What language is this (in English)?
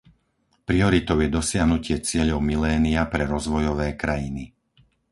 Slovak